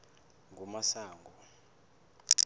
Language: South Ndebele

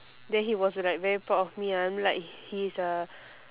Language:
English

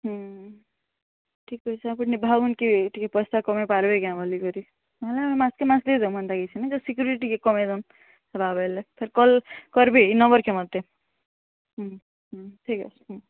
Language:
Odia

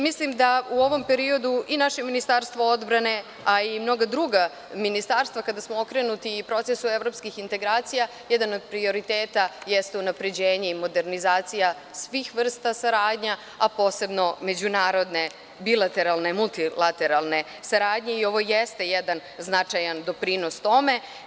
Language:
Serbian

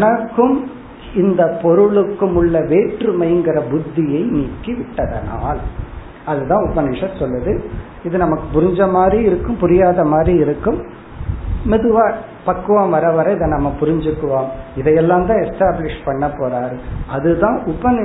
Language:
Tamil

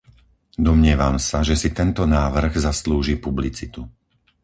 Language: Slovak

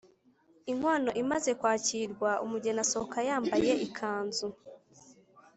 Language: Kinyarwanda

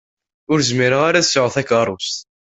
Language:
Kabyle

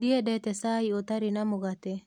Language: Kikuyu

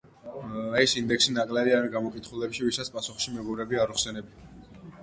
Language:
Georgian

